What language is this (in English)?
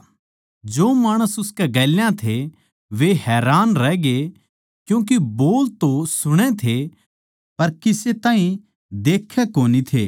Haryanvi